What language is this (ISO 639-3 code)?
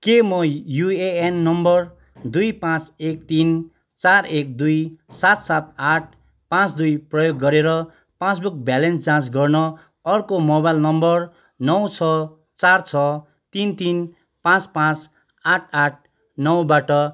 nep